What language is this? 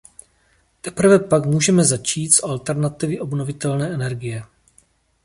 Czech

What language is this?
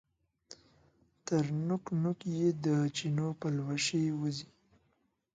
Pashto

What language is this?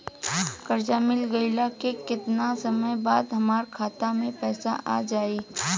Bhojpuri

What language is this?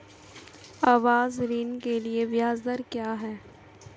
Hindi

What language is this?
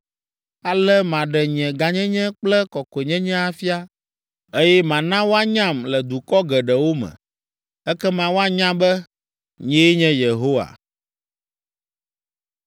Ewe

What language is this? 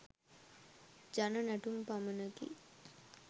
Sinhala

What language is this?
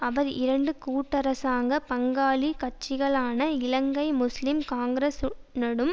Tamil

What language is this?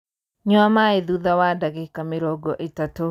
Kikuyu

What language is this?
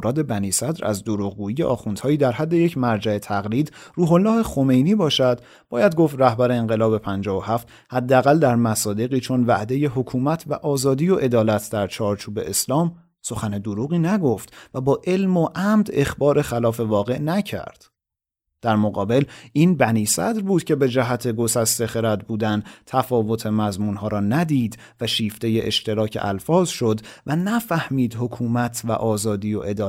Persian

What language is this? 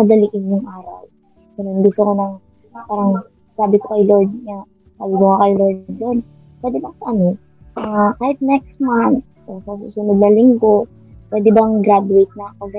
Filipino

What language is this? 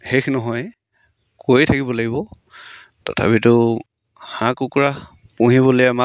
Assamese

